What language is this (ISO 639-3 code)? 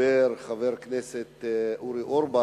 heb